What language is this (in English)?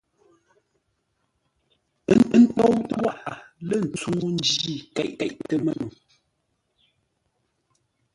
Ngombale